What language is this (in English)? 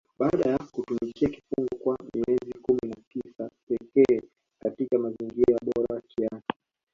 Swahili